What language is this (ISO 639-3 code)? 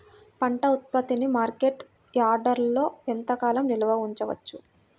tel